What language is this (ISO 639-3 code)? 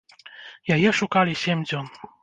bel